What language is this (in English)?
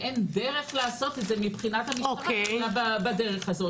Hebrew